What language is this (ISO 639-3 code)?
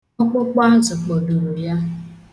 ibo